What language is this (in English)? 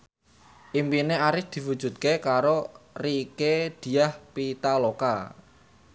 Javanese